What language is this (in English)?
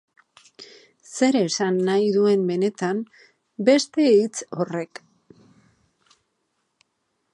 Basque